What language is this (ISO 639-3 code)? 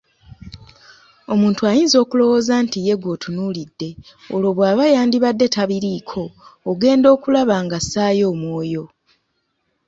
lug